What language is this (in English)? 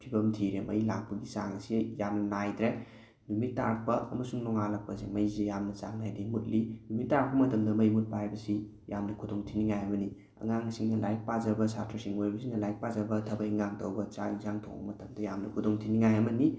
Manipuri